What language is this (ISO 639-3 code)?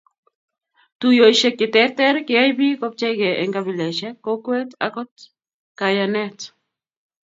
kln